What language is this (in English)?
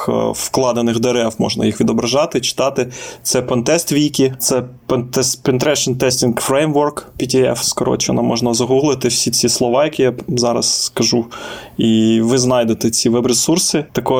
Ukrainian